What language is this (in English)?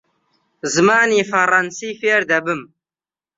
Central Kurdish